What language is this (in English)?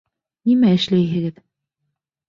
Bashkir